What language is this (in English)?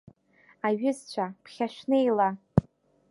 Abkhazian